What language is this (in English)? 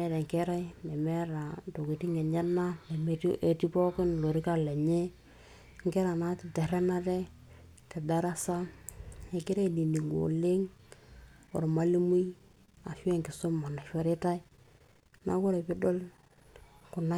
Masai